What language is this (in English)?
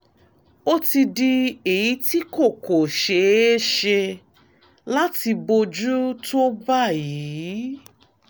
Yoruba